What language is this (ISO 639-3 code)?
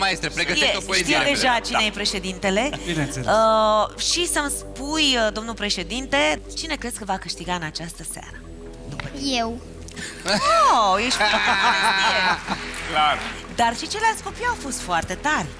ron